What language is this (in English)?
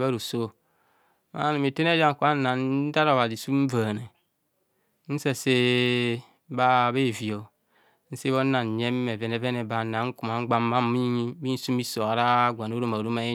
Kohumono